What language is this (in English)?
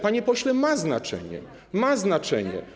Polish